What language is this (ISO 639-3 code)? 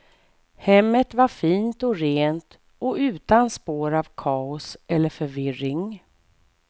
swe